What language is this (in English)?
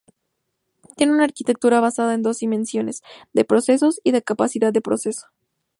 Spanish